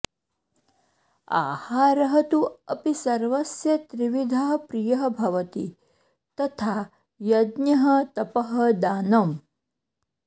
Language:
Sanskrit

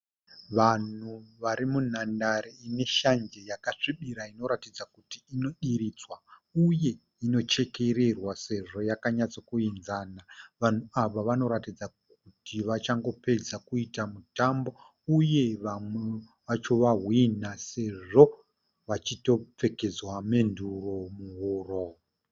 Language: Shona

